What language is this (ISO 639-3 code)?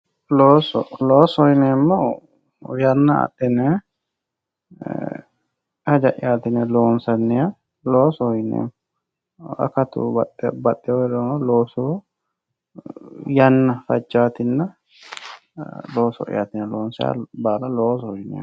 sid